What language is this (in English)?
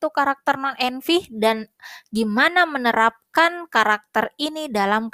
Indonesian